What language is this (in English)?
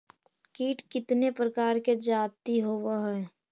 Magahi